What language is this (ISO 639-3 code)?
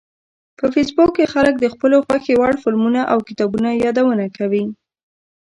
pus